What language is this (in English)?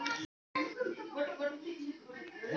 Telugu